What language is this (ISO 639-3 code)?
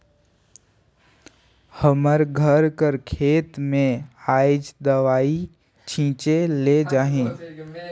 hne